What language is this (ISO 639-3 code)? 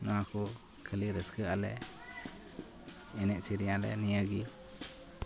sat